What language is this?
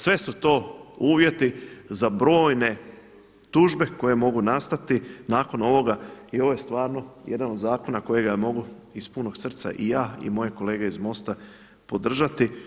Croatian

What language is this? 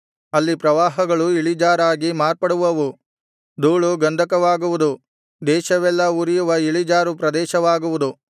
Kannada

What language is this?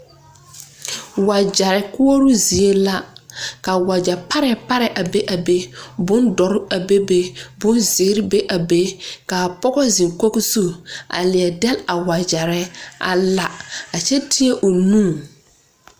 Southern Dagaare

